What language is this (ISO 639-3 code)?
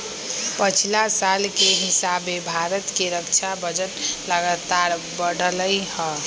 mag